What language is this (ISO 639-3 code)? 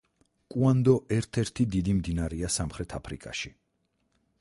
kat